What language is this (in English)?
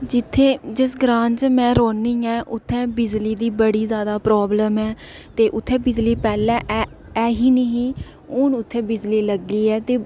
Dogri